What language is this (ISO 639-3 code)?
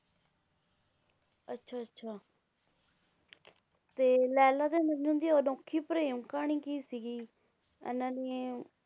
pan